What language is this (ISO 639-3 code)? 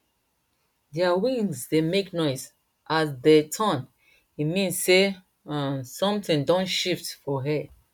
pcm